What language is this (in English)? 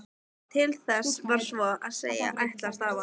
Icelandic